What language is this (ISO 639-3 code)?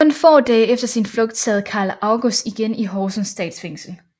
dan